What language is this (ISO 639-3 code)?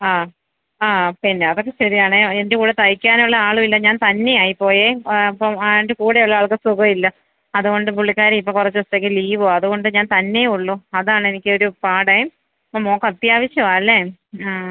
mal